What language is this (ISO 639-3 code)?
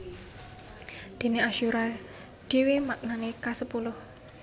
jav